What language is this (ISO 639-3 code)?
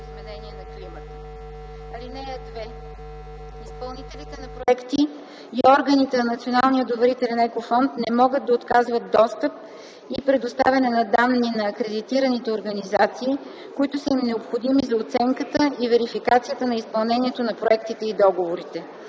bul